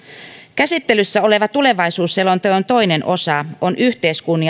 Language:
Finnish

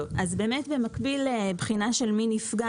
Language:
Hebrew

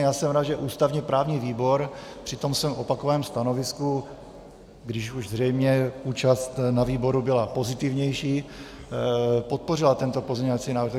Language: Czech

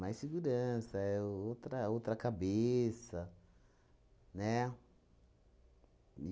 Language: Portuguese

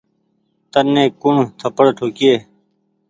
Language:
Goaria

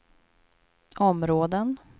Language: Swedish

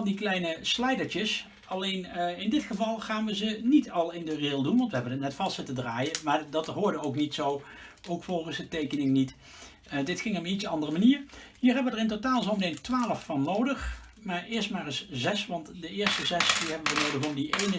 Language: Dutch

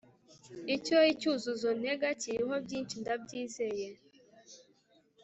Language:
Kinyarwanda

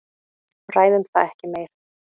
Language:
Icelandic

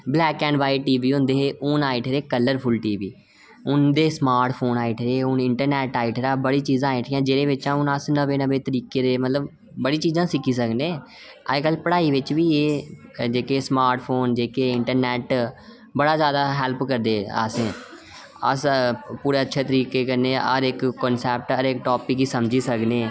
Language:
Dogri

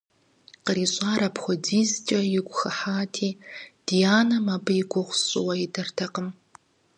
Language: Kabardian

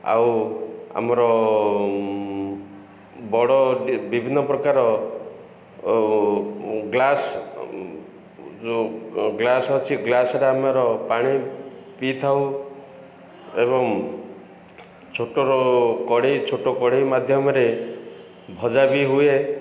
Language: Odia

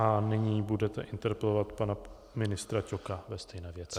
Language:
Czech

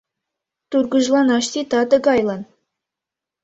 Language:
Mari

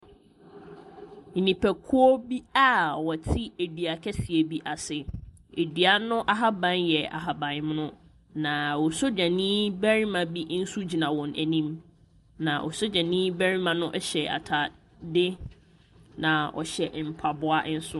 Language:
Akan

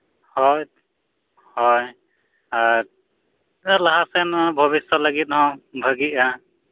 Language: Santali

